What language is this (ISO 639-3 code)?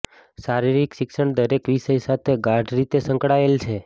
guj